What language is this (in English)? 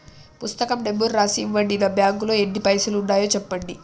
Telugu